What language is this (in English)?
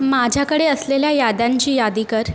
Marathi